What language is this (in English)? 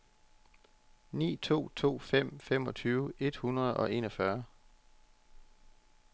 Danish